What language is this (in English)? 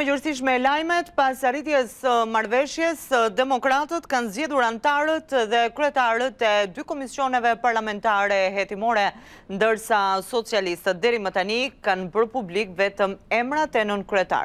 Romanian